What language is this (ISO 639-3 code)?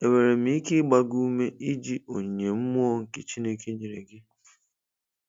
ibo